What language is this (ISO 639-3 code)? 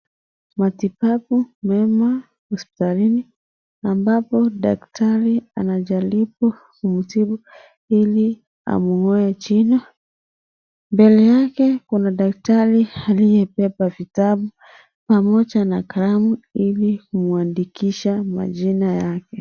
swa